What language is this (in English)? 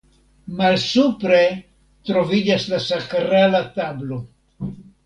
Esperanto